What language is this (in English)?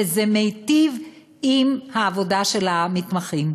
Hebrew